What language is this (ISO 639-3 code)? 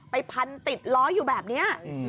tha